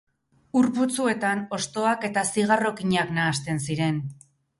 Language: Basque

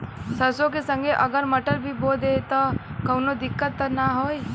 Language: Bhojpuri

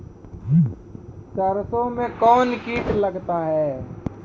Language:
Maithili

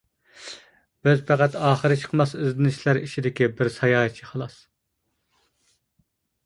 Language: Uyghur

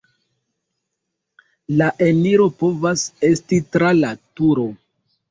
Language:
Esperanto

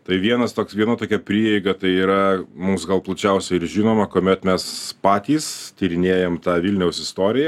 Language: Lithuanian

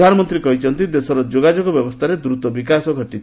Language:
Odia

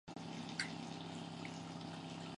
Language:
Chinese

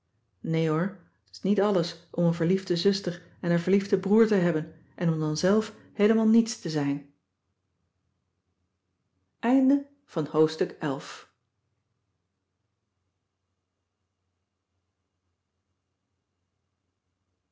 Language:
Dutch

